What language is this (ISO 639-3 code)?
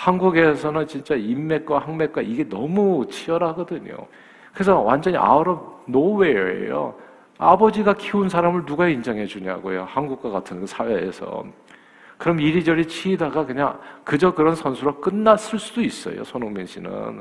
kor